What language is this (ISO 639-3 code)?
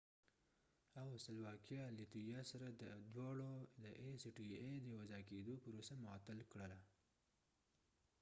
pus